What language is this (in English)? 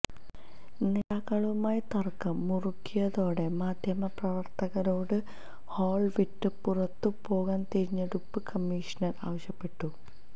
Malayalam